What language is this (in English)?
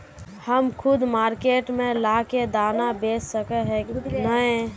Magahi